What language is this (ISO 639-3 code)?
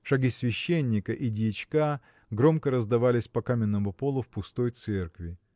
rus